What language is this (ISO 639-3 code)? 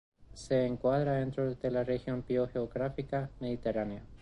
spa